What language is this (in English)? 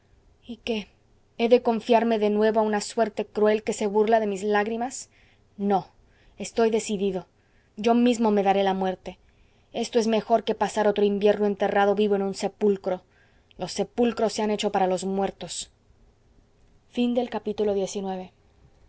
Spanish